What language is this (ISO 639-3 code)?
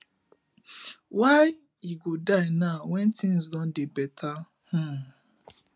pcm